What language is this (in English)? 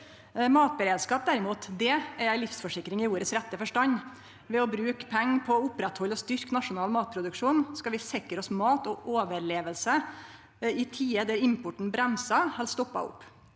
Norwegian